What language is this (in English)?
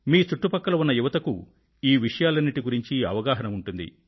Telugu